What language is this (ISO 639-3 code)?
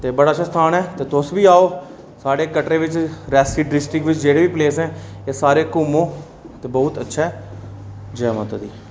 doi